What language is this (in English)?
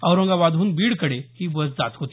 Marathi